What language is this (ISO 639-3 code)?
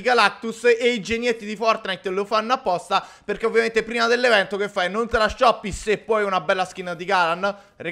ita